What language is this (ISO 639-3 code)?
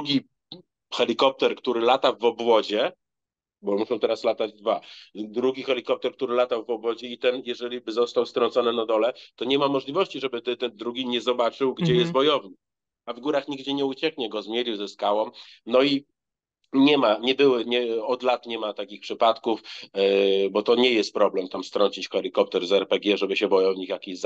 pol